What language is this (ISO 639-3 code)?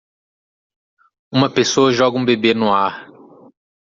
por